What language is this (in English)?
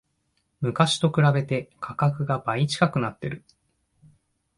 Japanese